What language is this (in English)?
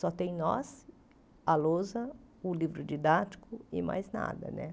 Portuguese